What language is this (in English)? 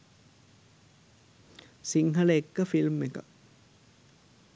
Sinhala